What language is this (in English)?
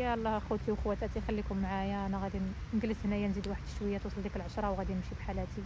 Arabic